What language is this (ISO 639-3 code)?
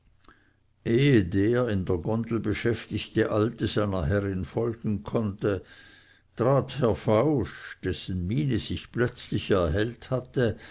deu